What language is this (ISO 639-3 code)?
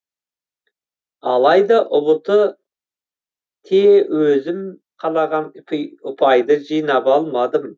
kaz